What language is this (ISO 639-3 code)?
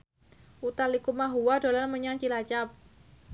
jav